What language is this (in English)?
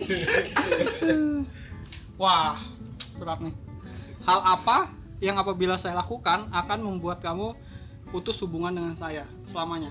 Indonesian